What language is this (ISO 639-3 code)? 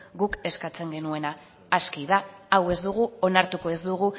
eus